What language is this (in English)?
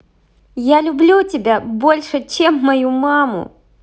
Russian